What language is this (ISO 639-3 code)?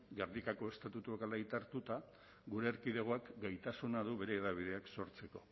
eus